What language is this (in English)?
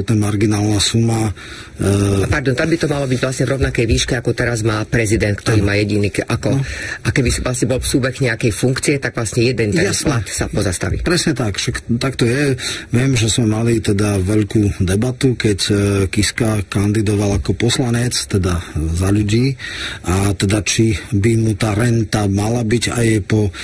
Slovak